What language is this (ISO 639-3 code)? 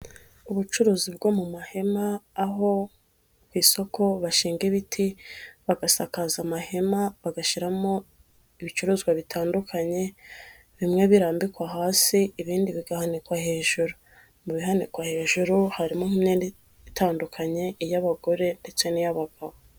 kin